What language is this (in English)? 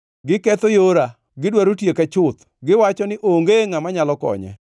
Luo (Kenya and Tanzania)